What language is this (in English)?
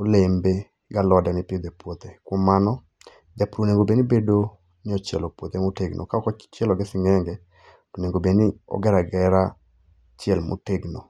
Luo (Kenya and Tanzania)